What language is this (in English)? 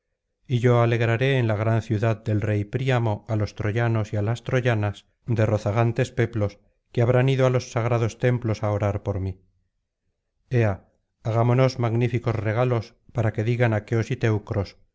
Spanish